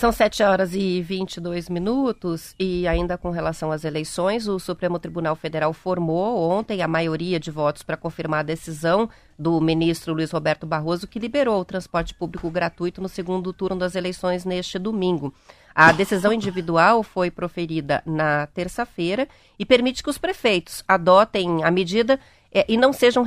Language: Portuguese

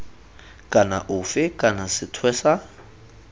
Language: Tswana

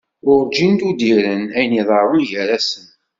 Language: Kabyle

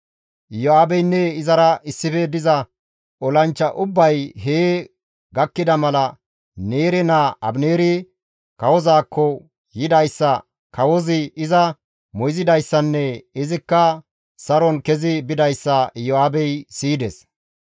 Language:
Gamo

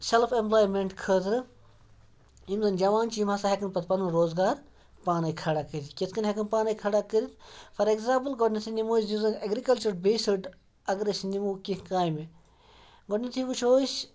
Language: Kashmiri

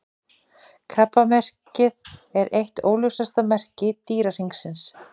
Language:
Icelandic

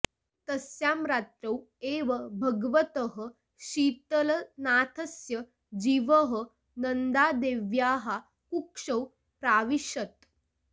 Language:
Sanskrit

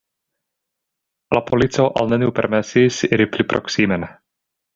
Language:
Esperanto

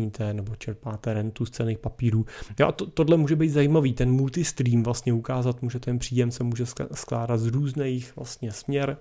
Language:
Czech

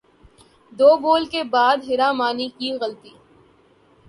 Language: Urdu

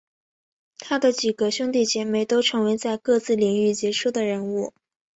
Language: Chinese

